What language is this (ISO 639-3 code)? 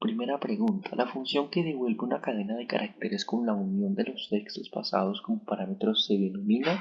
spa